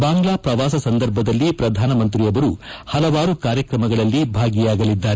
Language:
Kannada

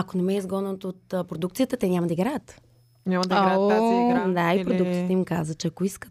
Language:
Bulgarian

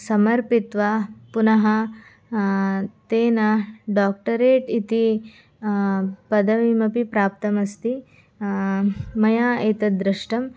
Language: Sanskrit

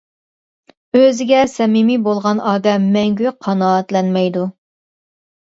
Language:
Uyghur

